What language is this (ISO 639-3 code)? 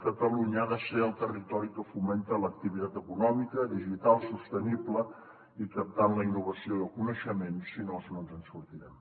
cat